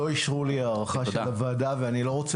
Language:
Hebrew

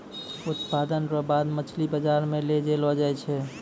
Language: Maithili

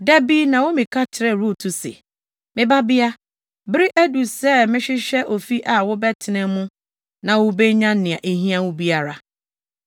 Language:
Akan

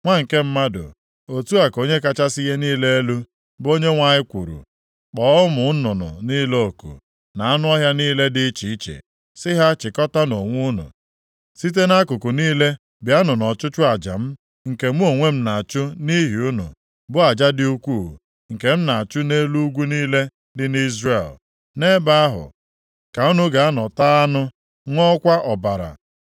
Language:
Igbo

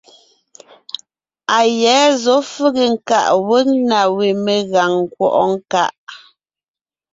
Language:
Ngiemboon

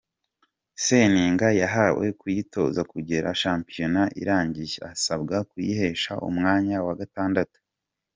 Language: Kinyarwanda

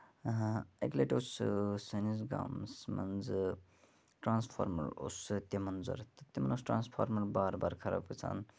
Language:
Kashmiri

